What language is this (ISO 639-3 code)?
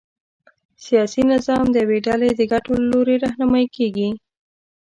pus